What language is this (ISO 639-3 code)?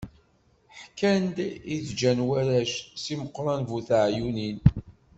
kab